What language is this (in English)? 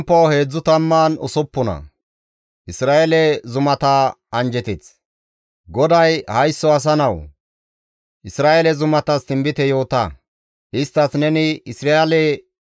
Gamo